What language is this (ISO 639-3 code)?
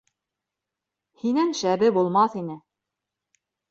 bak